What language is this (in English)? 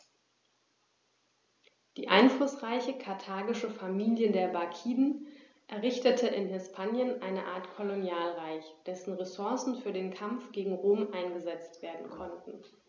German